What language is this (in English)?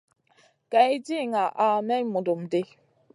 Masana